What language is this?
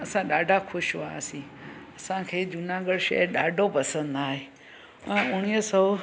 Sindhi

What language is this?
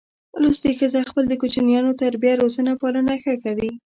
Pashto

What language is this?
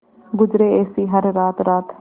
Hindi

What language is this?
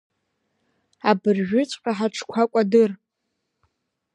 Abkhazian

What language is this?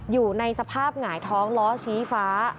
Thai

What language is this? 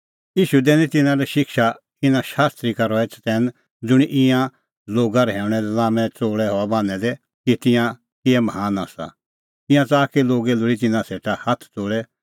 Kullu Pahari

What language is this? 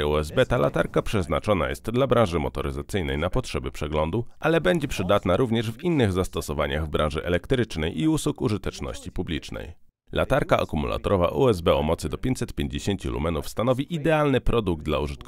Polish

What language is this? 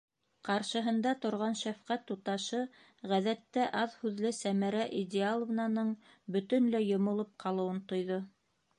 Bashkir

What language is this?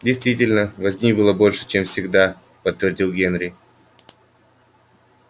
Russian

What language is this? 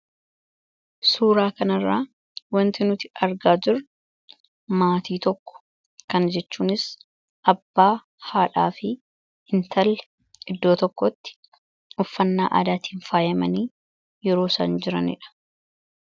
Oromo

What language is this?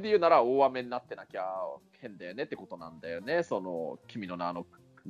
Japanese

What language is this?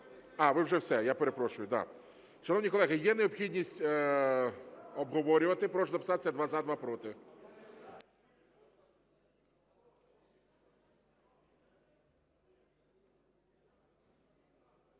Ukrainian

